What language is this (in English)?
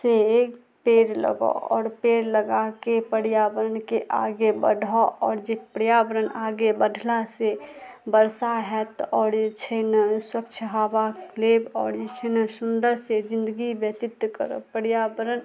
Maithili